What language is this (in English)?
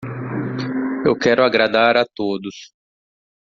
Portuguese